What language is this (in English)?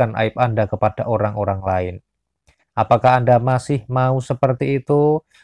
Indonesian